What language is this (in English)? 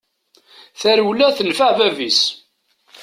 Kabyle